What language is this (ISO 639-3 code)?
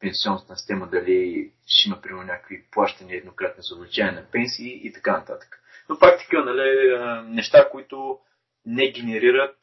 bul